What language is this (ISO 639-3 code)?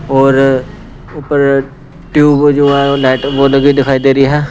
hin